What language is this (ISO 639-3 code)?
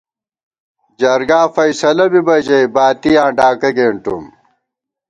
gwt